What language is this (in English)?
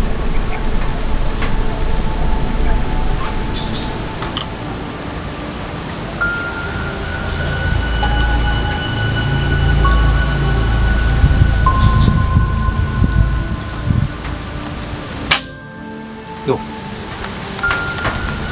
Indonesian